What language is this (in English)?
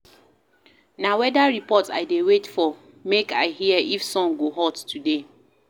Nigerian Pidgin